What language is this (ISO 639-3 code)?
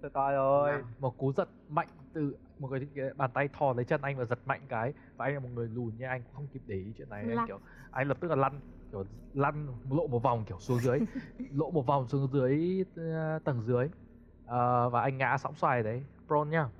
vie